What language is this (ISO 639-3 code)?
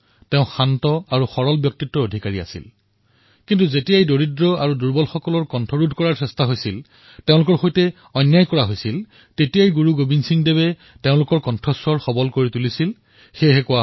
asm